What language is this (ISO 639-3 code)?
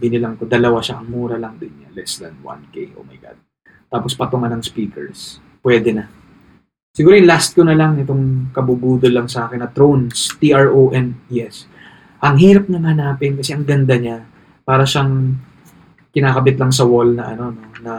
fil